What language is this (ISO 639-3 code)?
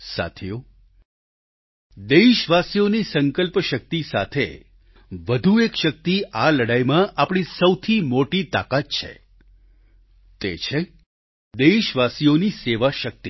guj